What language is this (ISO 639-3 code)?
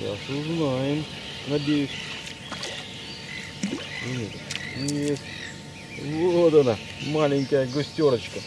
rus